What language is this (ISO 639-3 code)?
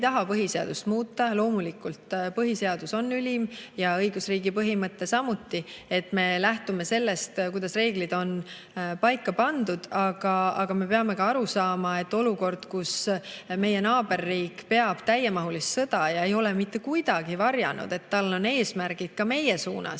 est